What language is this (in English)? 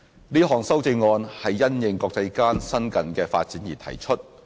Cantonese